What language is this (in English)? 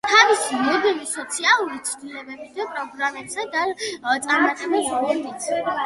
Georgian